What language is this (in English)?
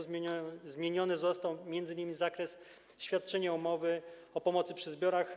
Polish